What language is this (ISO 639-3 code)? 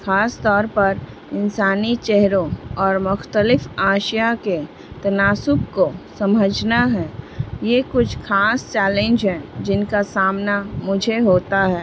urd